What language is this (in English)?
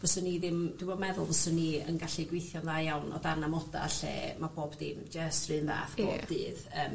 Welsh